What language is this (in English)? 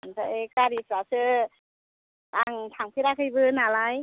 Bodo